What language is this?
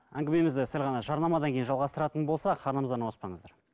Kazakh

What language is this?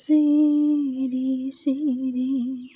Bodo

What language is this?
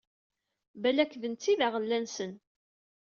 Kabyle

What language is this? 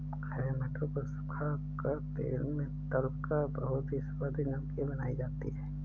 Hindi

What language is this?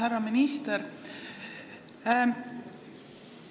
Estonian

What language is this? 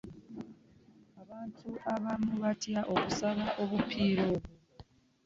Ganda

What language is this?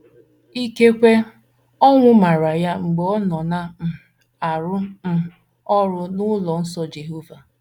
Igbo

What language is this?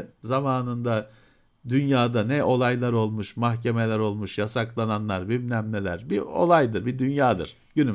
Turkish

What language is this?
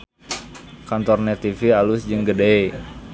Sundanese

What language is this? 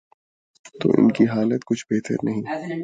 Urdu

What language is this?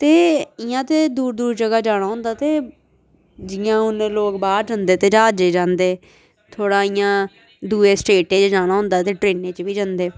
Dogri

